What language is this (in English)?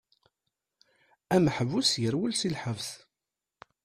Kabyle